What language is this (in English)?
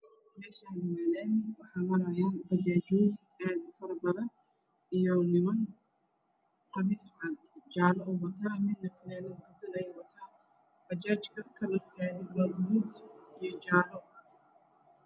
Somali